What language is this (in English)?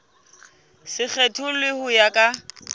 Southern Sotho